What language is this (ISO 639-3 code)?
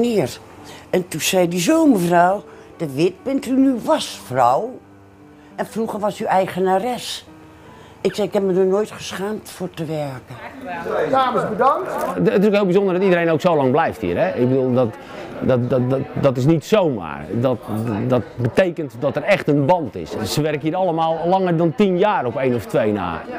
nld